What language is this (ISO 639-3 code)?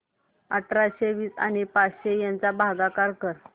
mar